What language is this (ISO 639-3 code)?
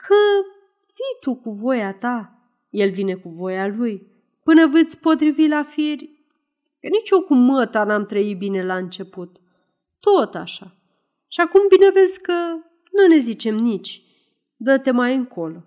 ron